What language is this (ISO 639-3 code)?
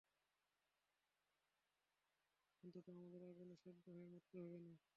ben